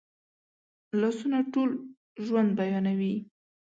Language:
Pashto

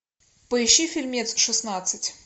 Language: Russian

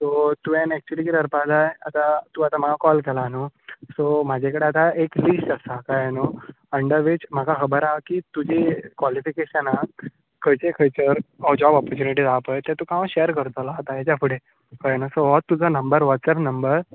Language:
Konkani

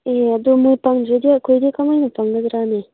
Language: Manipuri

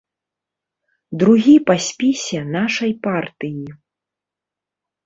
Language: Belarusian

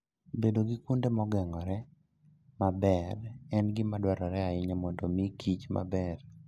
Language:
Luo (Kenya and Tanzania)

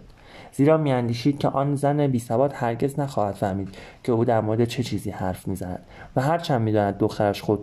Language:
Persian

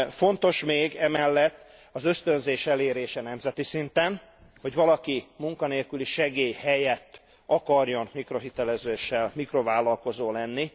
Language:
Hungarian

